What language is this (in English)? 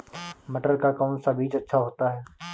Hindi